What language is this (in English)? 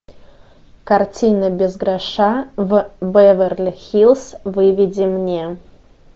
Russian